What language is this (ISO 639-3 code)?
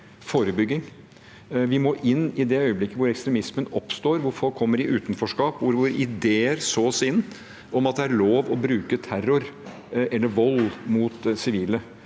nor